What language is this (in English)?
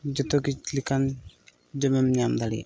Santali